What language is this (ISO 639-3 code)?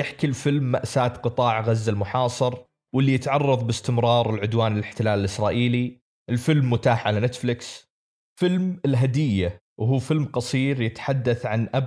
ara